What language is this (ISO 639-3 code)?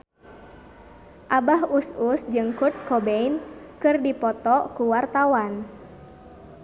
sun